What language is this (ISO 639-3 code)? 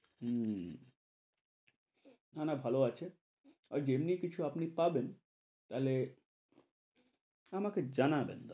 ben